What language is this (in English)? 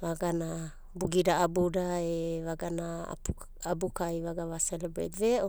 Abadi